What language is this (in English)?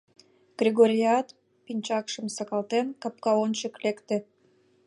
Mari